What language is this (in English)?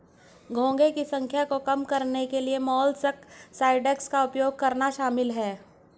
Hindi